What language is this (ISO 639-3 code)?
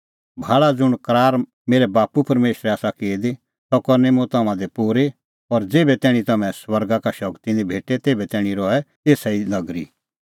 kfx